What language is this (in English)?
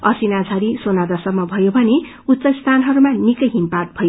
Nepali